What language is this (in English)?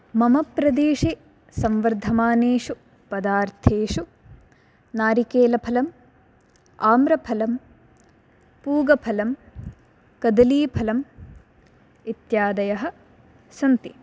Sanskrit